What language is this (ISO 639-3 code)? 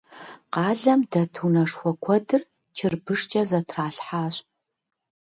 kbd